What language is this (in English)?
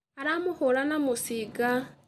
Kikuyu